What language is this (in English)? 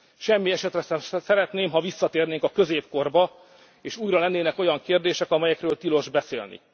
Hungarian